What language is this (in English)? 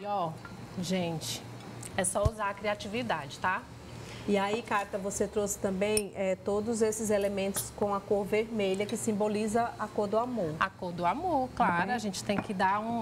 Portuguese